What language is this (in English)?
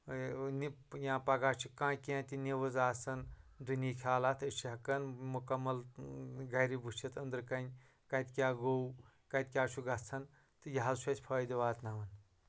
Kashmiri